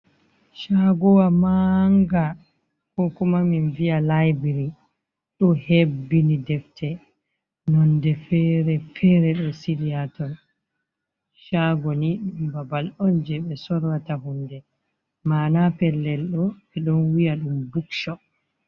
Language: Fula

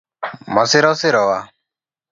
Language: Luo (Kenya and Tanzania)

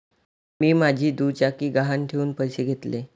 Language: Marathi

